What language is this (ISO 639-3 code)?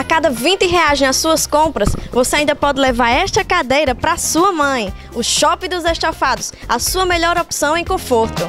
por